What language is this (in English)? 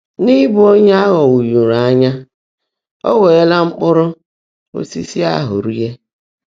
Igbo